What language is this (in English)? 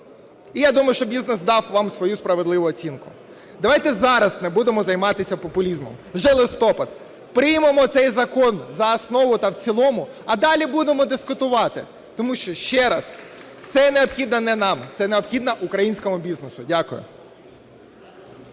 Ukrainian